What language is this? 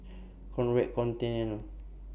English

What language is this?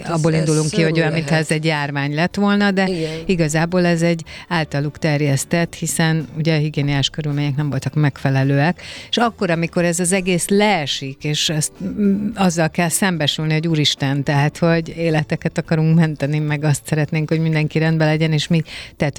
Hungarian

